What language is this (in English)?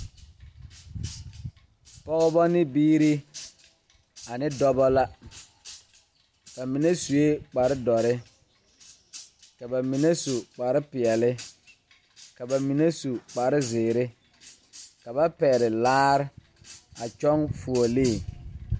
Southern Dagaare